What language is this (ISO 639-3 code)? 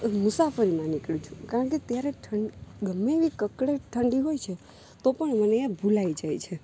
guj